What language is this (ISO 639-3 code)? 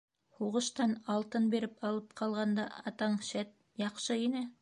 bak